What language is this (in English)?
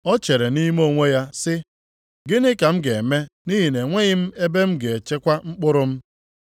Igbo